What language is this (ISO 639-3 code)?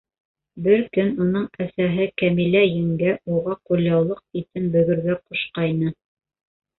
bak